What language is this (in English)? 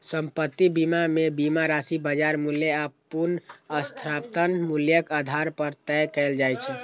Maithili